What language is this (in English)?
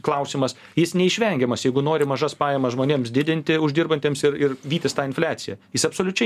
Lithuanian